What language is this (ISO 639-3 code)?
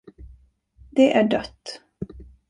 swe